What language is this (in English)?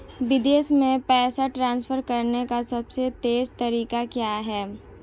Hindi